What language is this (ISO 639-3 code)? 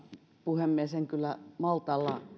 fin